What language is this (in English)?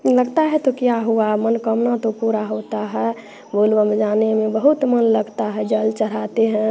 Hindi